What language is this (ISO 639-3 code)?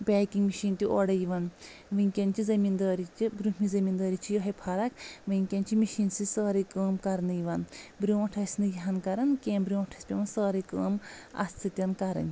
kas